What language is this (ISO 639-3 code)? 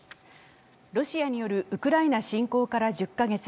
jpn